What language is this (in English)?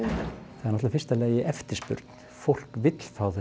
Icelandic